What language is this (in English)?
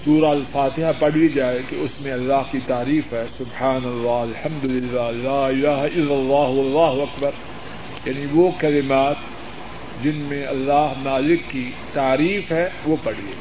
Urdu